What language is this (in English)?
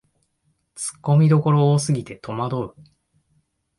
Japanese